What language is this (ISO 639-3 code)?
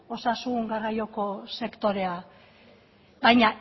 eus